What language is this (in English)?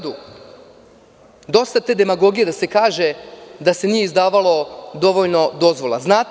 Serbian